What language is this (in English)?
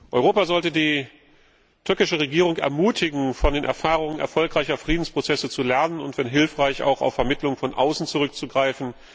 German